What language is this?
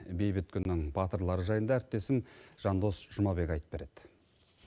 Kazakh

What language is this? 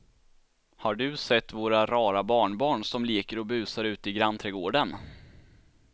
Swedish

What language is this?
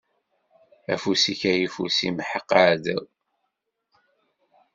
Kabyle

